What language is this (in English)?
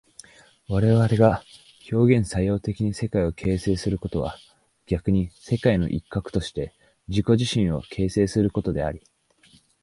Japanese